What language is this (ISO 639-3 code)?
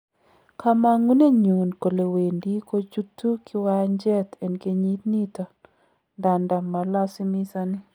kln